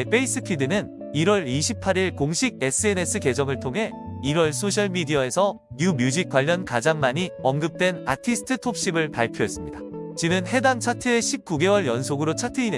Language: Korean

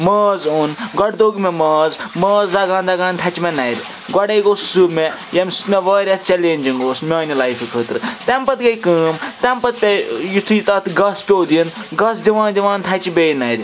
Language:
Kashmiri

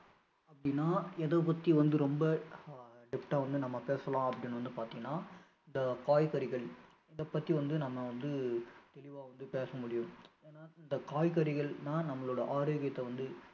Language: Tamil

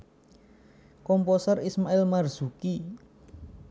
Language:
Javanese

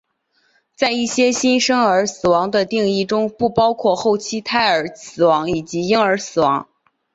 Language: Chinese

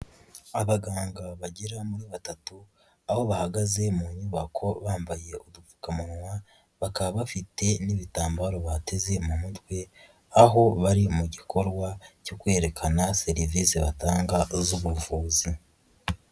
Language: Kinyarwanda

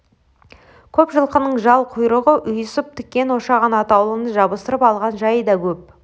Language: Kazakh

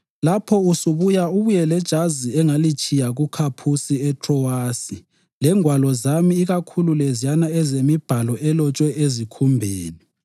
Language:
North Ndebele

